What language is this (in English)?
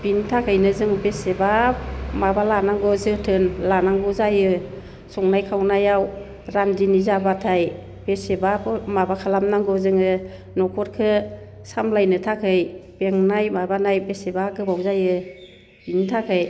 Bodo